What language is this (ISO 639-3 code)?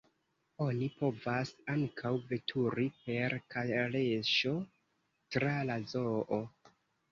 epo